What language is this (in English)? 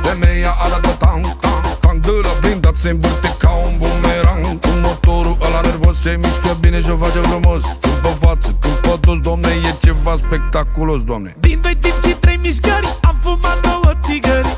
Romanian